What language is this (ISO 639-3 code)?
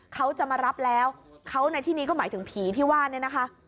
tha